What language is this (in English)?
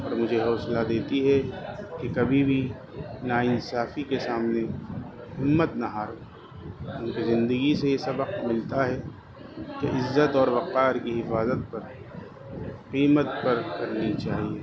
Urdu